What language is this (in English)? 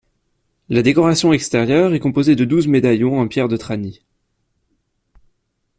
French